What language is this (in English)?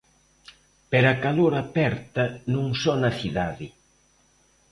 Galician